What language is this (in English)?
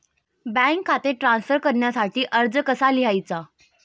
Marathi